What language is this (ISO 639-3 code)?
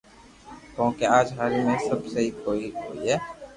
lrk